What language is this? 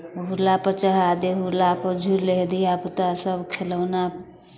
Maithili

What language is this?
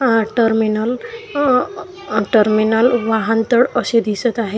Marathi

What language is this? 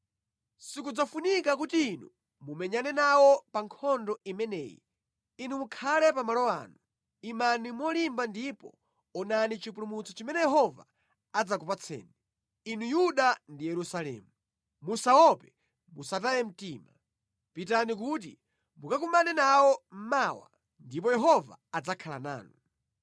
Nyanja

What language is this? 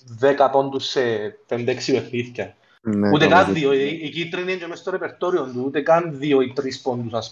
Greek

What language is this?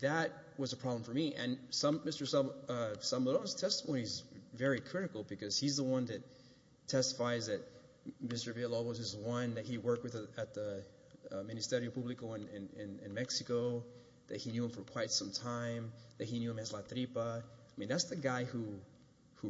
English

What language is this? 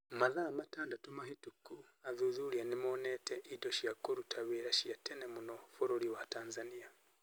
Kikuyu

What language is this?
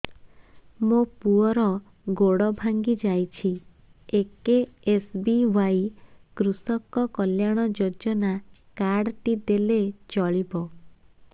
Odia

